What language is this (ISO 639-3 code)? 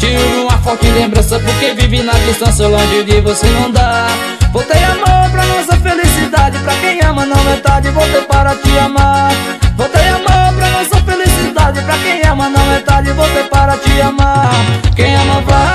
por